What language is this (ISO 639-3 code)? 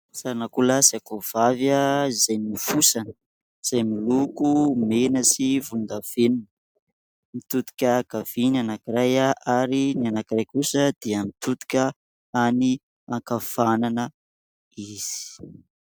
mlg